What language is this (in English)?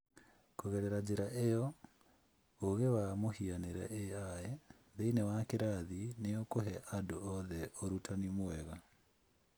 Kikuyu